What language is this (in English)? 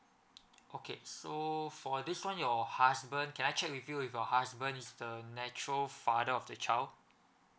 English